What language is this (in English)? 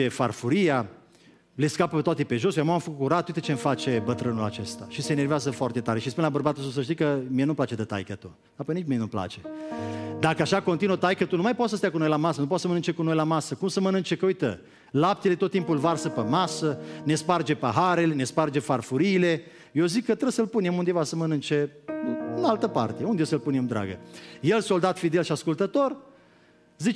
Romanian